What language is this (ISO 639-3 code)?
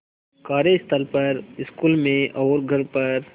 hin